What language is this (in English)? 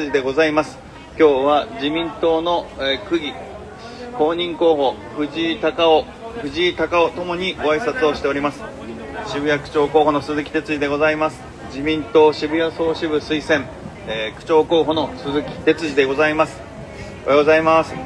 Japanese